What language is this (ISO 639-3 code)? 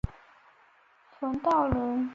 zho